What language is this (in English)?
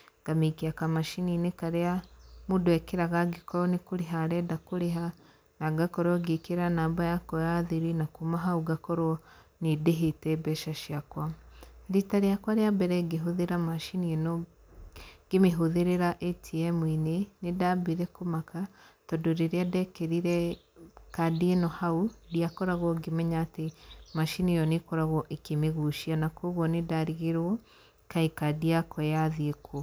Kikuyu